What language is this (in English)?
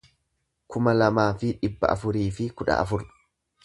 Oromo